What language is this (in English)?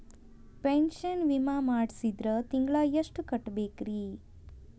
Kannada